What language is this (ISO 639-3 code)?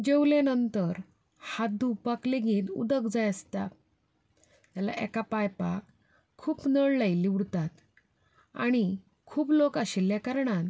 kok